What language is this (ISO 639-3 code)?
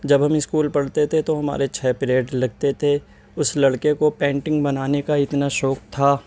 urd